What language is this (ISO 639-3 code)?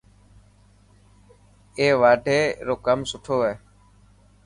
mki